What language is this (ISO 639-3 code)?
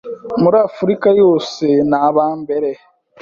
kin